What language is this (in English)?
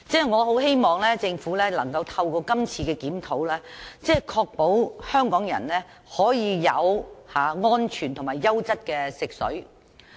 Cantonese